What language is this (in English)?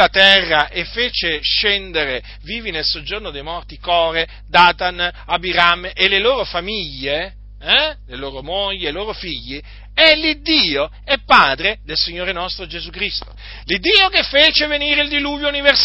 Italian